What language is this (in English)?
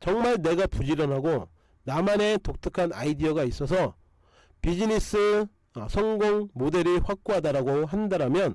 Korean